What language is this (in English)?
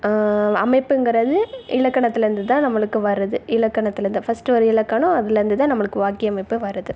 Tamil